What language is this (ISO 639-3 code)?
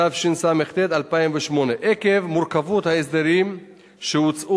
heb